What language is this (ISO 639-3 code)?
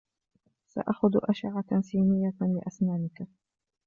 ara